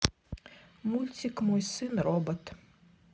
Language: Russian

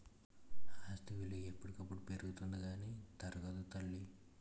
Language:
Telugu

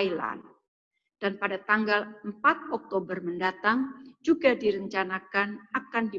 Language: Indonesian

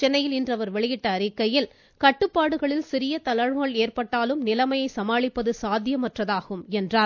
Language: Tamil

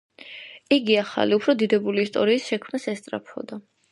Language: Georgian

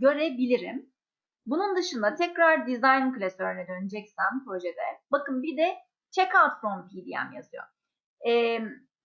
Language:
Turkish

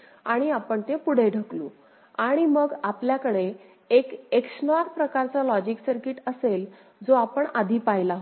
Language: Marathi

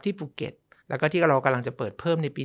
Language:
Thai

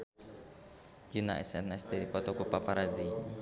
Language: Sundanese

